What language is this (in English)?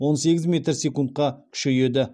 Kazakh